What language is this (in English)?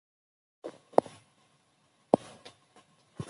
Kabyle